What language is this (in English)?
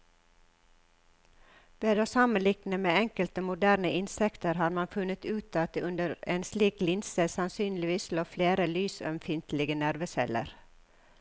Norwegian